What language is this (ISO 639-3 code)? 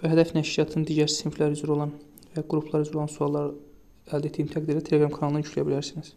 tur